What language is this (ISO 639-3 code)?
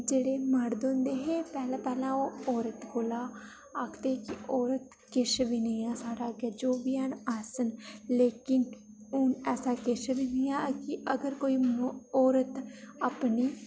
doi